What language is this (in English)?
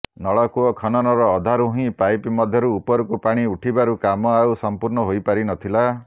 Odia